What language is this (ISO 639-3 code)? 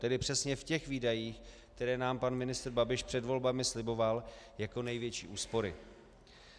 ces